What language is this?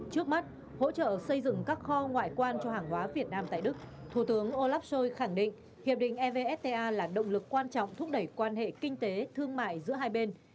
Vietnamese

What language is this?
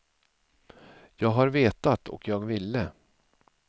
Swedish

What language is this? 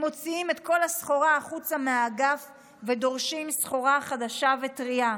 Hebrew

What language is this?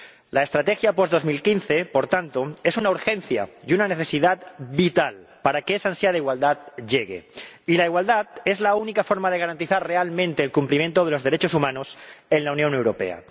Spanish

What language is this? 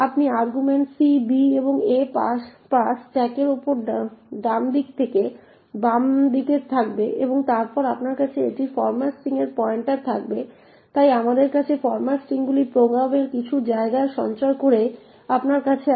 Bangla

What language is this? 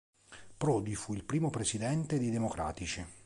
Italian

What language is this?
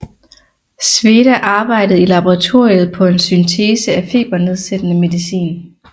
Danish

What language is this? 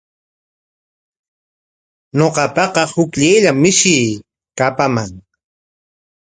Corongo Ancash Quechua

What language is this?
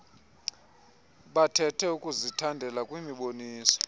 Xhosa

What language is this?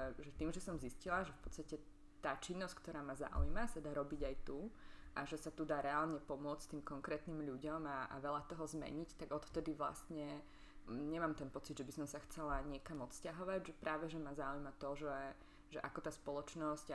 Slovak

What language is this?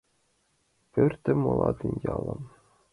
Mari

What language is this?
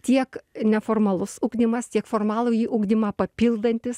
Lithuanian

